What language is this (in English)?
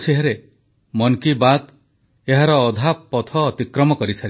Odia